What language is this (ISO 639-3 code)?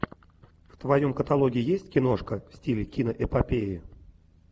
rus